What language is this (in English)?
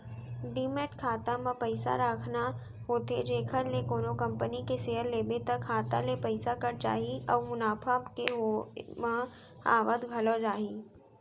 Chhattisgarhi